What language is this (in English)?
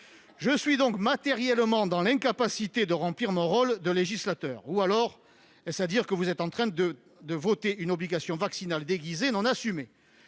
French